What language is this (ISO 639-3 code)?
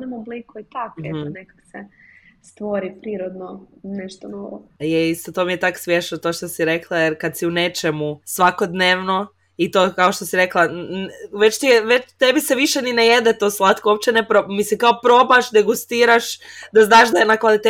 hrv